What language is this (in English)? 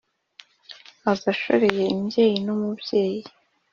Kinyarwanda